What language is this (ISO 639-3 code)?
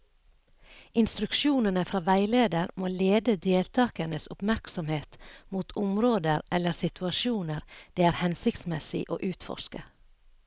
nor